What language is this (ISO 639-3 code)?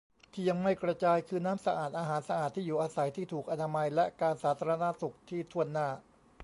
tha